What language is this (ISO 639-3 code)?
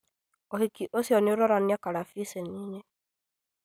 kik